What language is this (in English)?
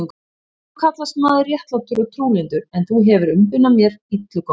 Icelandic